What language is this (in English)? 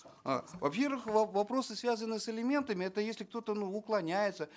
Kazakh